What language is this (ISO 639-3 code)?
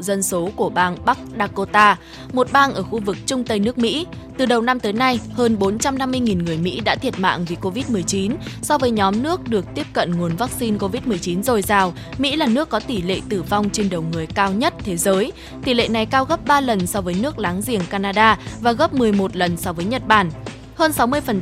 vie